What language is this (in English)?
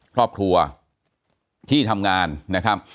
Thai